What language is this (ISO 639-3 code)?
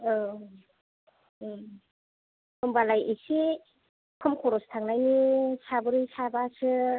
brx